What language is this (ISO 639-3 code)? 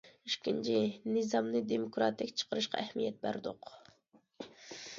uig